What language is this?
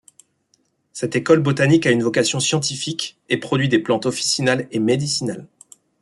French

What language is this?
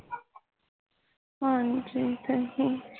Punjabi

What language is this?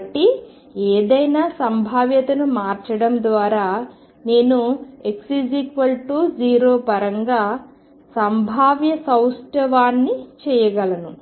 Telugu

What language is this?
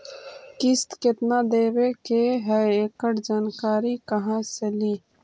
Magahi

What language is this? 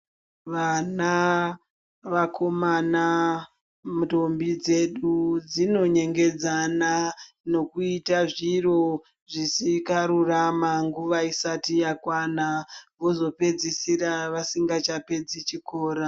Ndau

